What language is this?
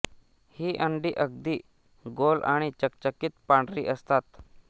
Marathi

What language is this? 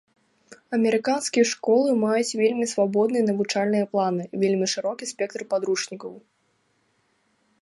Belarusian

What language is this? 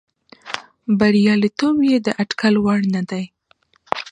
Pashto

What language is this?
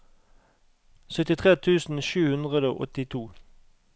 Norwegian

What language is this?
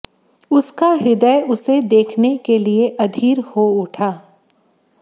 Hindi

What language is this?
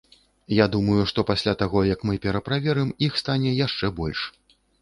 Belarusian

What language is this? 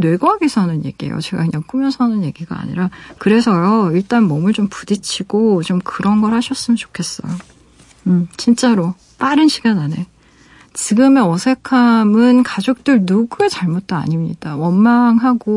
Korean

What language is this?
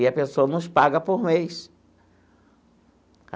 Portuguese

